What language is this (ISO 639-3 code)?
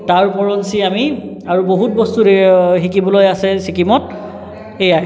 asm